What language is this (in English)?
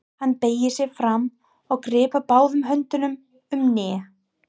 Icelandic